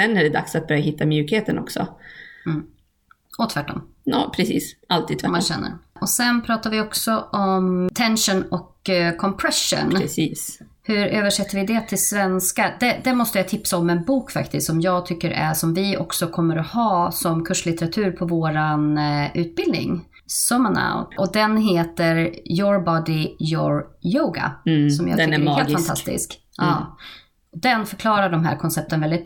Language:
Swedish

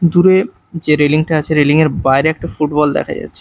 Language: Bangla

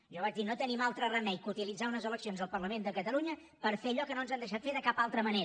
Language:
Catalan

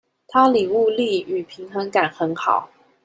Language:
Chinese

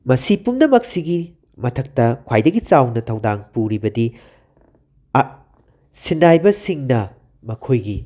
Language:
Manipuri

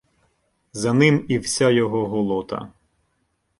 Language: Ukrainian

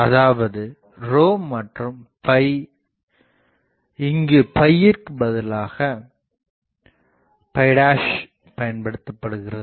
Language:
Tamil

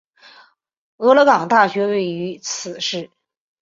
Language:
Chinese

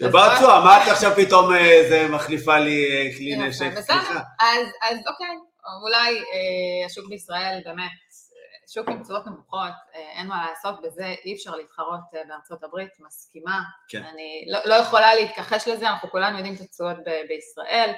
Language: Hebrew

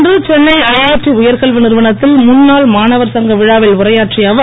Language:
Tamil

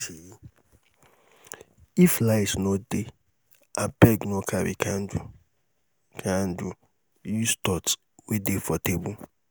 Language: Nigerian Pidgin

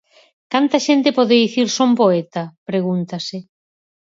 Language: Galician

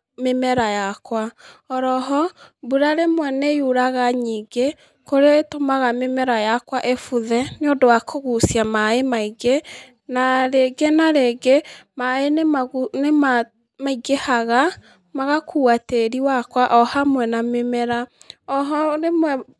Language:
Kikuyu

